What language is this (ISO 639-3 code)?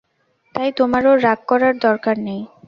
ben